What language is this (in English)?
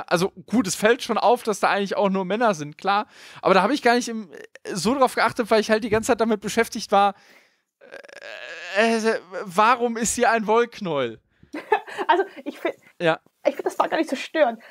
German